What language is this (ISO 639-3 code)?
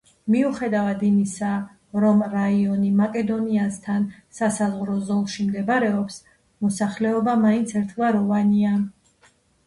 kat